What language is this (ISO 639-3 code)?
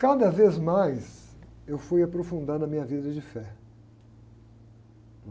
por